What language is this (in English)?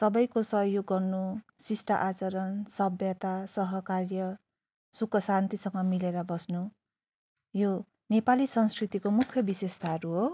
Nepali